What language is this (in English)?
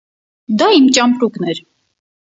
Armenian